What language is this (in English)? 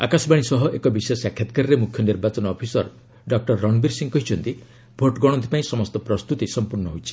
Odia